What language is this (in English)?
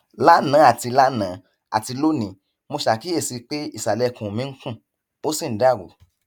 Yoruba